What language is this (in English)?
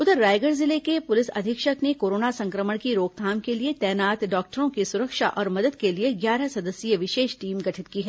Hindi